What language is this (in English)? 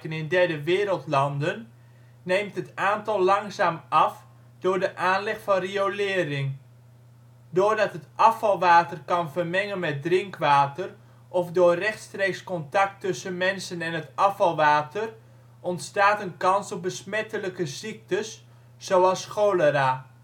Dutch